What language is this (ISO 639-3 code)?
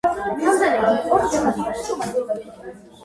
kat